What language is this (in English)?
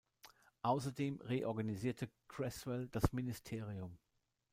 German